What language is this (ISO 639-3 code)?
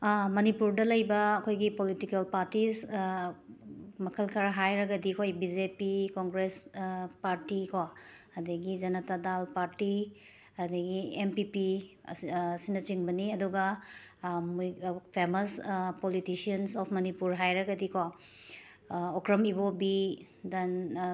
mni